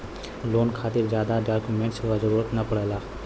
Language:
Bhojpuri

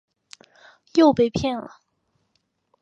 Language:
Chinese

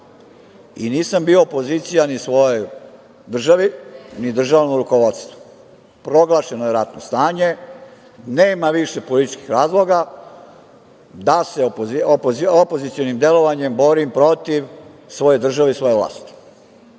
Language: Serbian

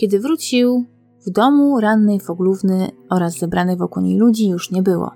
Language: Polish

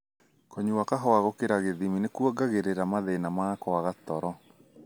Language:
Kikuyu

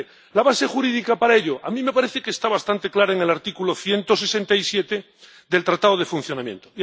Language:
Spanish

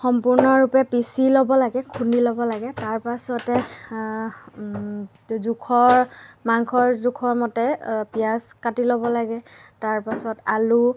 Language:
Assamese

